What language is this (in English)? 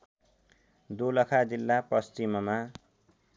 Nepali